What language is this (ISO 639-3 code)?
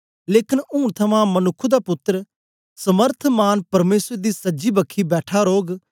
doi